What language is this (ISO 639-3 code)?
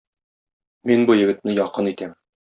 tat